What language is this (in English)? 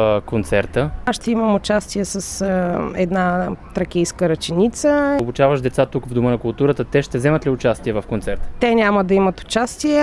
Bulgarian